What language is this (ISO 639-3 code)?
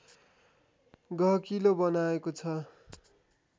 nep